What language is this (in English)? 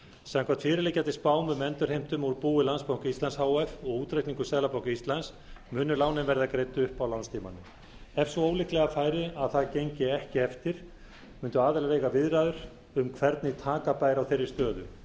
Icelandic